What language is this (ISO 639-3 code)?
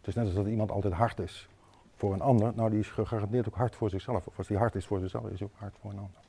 nld